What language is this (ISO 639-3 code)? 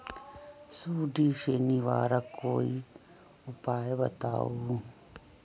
mag